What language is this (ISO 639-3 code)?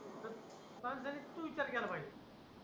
mar